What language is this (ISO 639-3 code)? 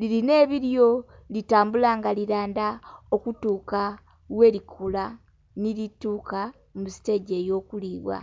xog